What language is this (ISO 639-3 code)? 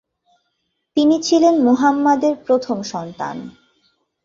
ben